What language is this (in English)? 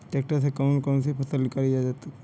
Hindi